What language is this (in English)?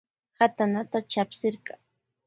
Loja Highland Quichua